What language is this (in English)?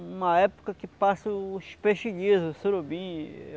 Portuguese